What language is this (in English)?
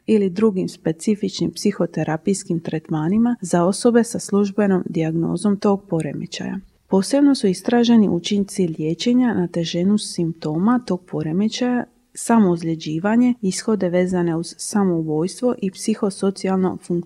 Croatian